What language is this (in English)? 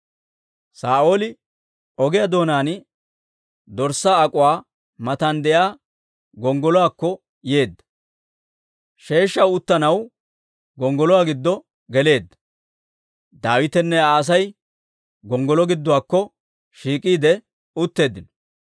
Dawro